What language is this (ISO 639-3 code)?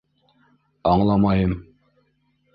bak